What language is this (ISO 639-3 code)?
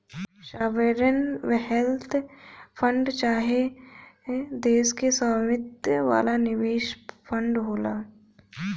bho